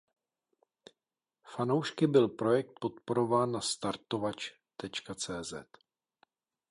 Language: Czech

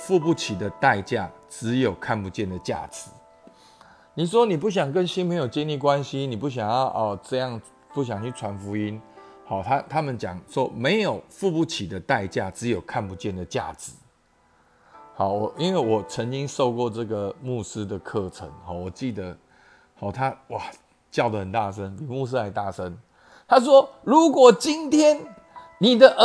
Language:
Chinese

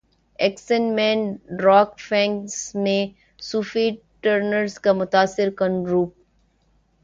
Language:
Urdu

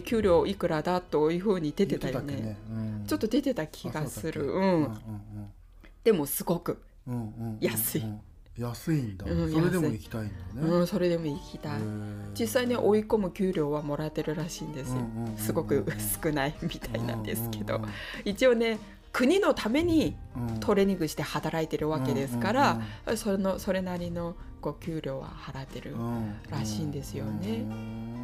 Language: Japanese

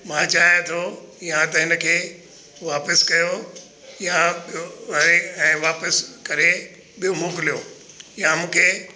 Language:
Sindhi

